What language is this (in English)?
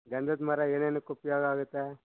Kannada